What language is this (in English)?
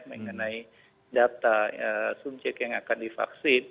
Indonesian